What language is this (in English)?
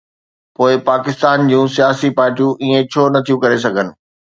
Sindhi